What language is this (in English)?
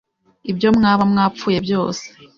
Kinyarwanda